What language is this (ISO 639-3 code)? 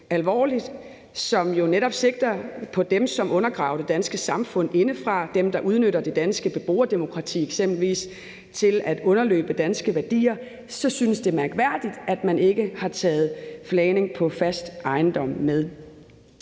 dan